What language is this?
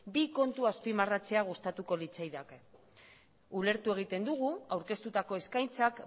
Basque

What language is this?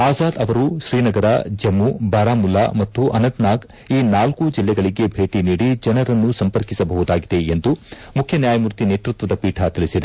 Kannada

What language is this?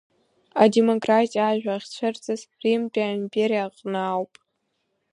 Abkhazian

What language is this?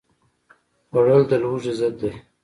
Pashto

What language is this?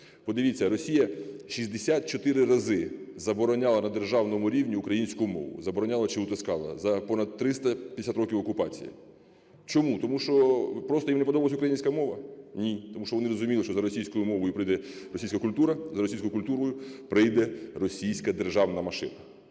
Ukrainian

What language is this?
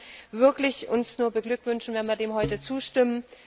German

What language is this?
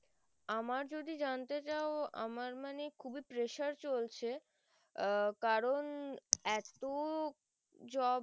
Bangla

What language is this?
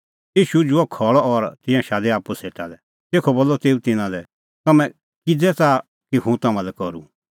Kullu Pahari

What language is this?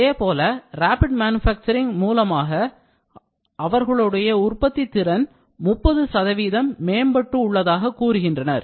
Tamil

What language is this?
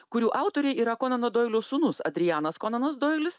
Lithuanian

